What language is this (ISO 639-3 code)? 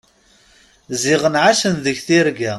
kab